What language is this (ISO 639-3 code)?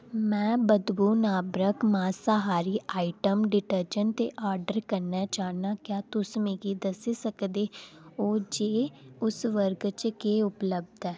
doi